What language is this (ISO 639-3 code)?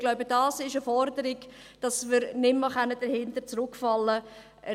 gsw